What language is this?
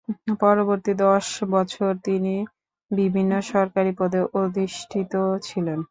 Bangla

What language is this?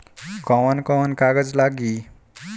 Bhojpuri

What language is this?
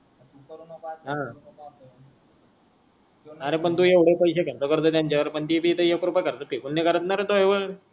Marathi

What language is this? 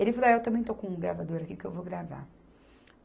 Portuguese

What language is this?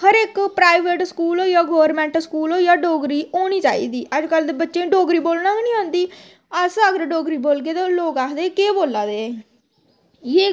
Dogri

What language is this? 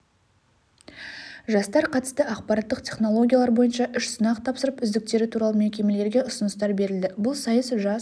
Kazakh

